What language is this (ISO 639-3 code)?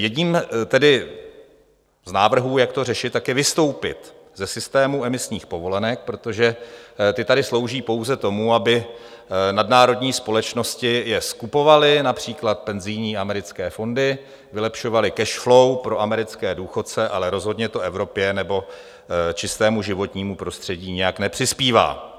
ces